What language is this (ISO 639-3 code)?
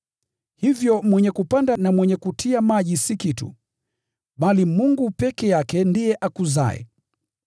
swa